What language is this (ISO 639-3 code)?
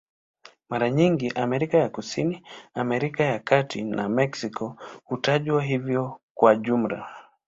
swa